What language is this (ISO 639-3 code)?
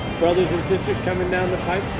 eng